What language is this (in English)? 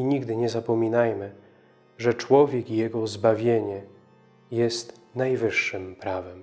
Polish